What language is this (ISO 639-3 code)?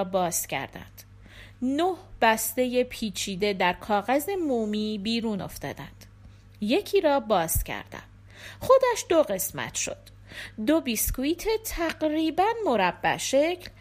fas